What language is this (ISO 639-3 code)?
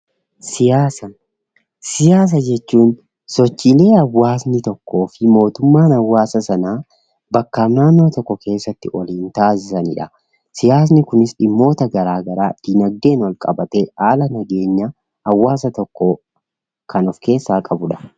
orm